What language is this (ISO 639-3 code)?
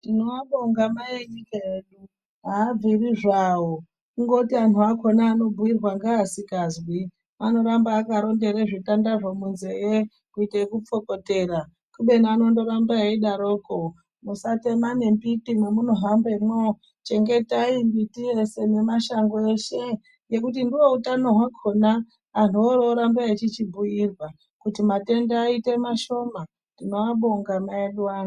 ndc